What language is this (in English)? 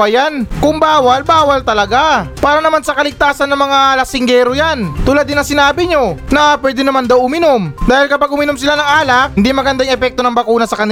Filipino